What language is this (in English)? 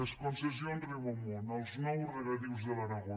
Catalan